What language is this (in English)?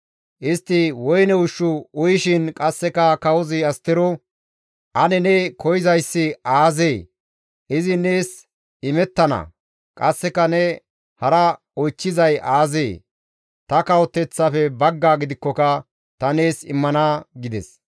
Gamo